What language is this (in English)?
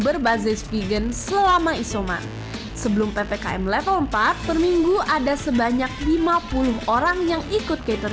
Indonesian